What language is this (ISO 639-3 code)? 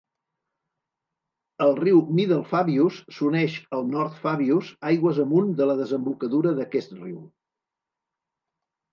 cat